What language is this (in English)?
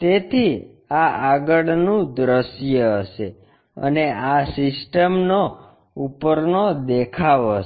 Gujarati